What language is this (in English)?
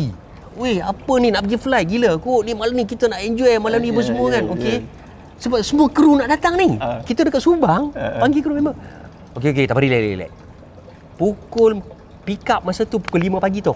Malay